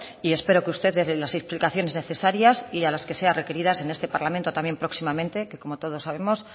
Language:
Spanish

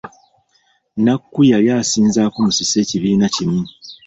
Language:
Ganda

